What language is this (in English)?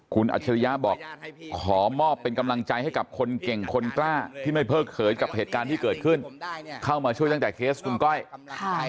Thai